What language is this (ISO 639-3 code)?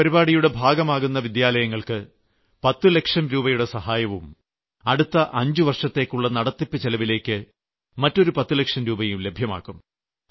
mal